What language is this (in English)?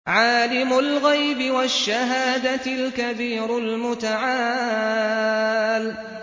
Arabic